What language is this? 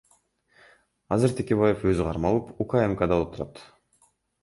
Kyrgyz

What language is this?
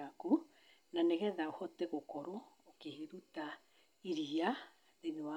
Kikuyu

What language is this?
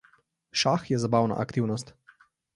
Slovenian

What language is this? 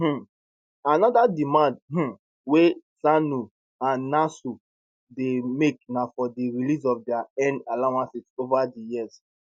Nigerian Pidgin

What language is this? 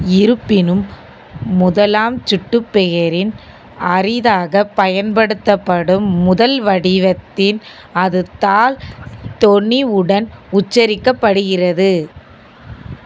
Tamil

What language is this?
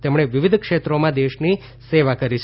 Gujarati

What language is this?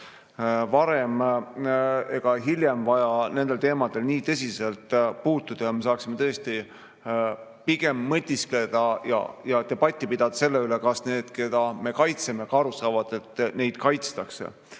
Estonian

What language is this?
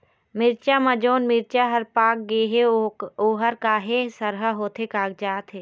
Chhattisgarhi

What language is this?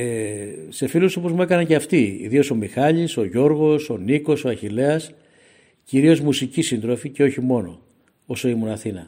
Greek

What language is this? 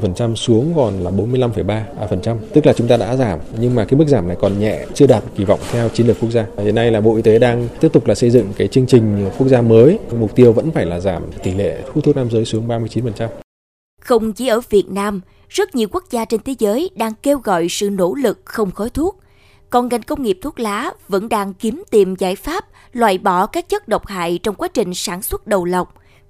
Vietnamese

